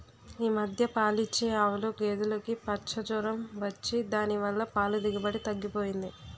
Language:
Telugu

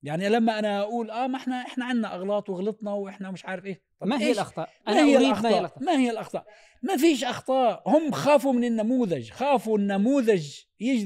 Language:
Arabic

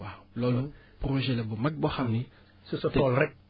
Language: Wolof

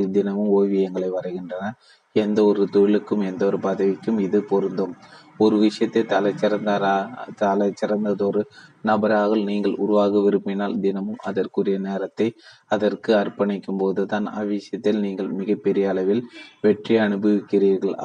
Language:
Tamil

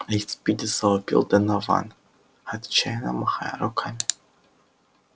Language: Russian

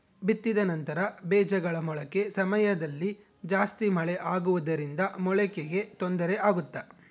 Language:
Kannada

